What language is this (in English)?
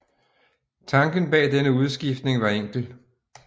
Danish